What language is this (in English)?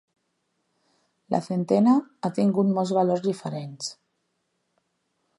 Catalan